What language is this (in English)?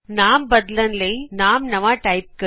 Punjabi